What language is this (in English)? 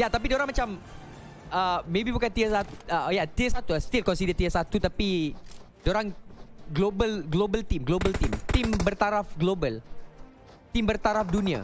Malay